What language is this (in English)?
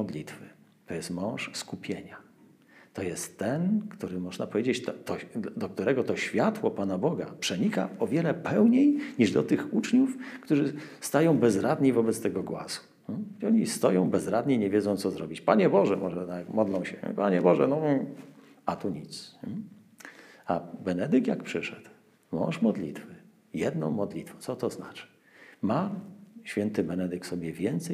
Polish